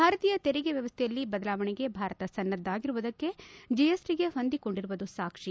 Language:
Kannada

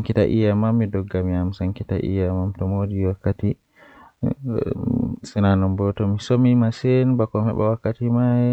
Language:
Western Niger Fulfulde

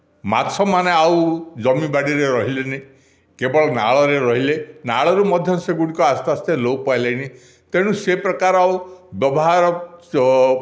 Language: Odia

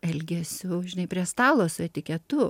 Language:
Lithuanian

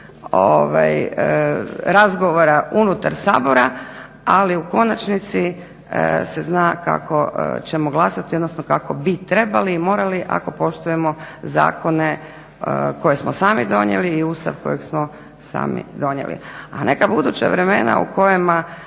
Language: Croatian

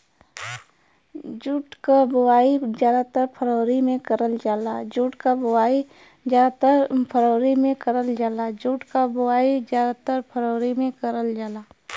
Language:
Bhojpuri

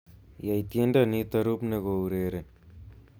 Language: Kalenjin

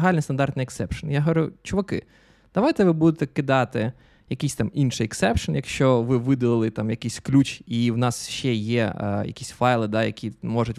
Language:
Ukrainian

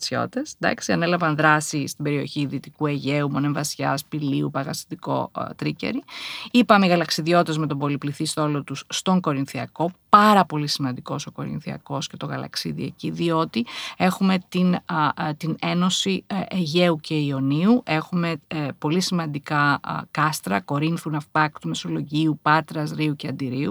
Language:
Greek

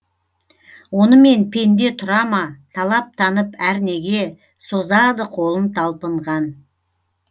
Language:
Kazakh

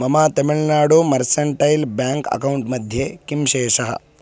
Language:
Sanskrit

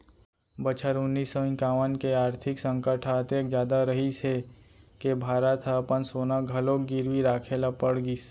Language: Chhattisgarhi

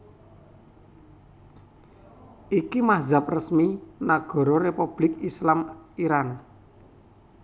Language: Javanese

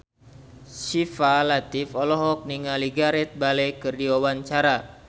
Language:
Sundanese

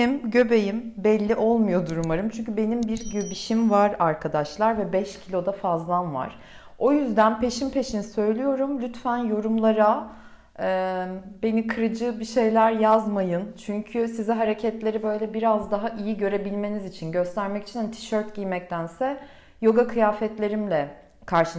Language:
Turkish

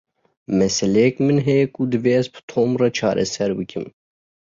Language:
Kurdish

